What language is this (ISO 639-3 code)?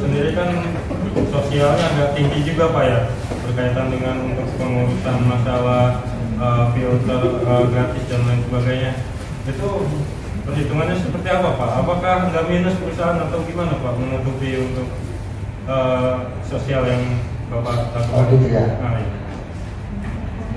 ind